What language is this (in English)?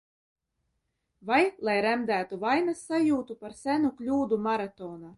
Latvian